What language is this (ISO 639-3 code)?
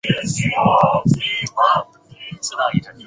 zho